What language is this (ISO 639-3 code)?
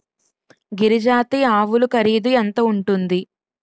tel